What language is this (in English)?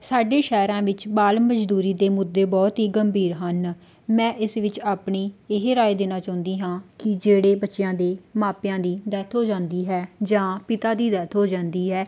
Punjabi